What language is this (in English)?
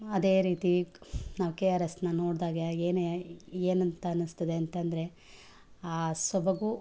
Kannada